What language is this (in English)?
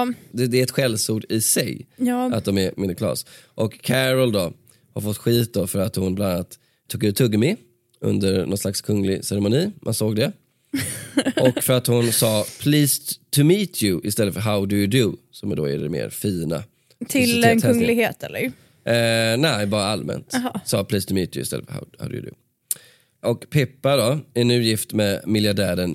Swedish